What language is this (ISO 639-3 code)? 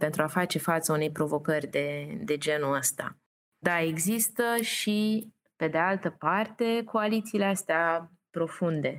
ron